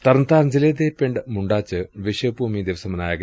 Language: Punjabi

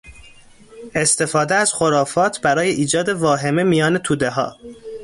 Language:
Persian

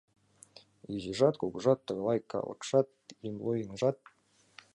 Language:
Mari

